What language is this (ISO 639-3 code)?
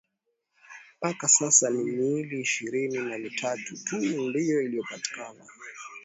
swa